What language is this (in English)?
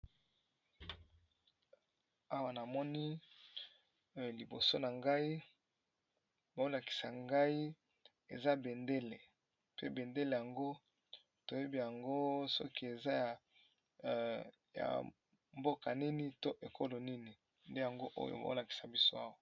Lingala